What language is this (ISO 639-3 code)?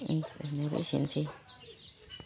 brx